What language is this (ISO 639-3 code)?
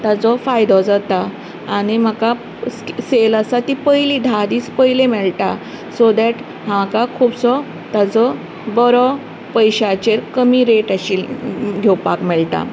kok